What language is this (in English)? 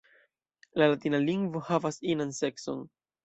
Esperanto